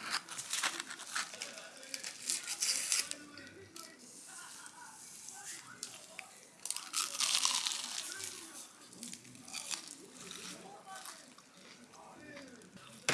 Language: Korean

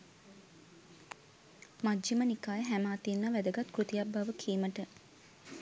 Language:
Sinhala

